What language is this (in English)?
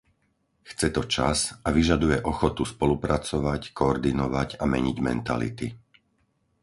Slovak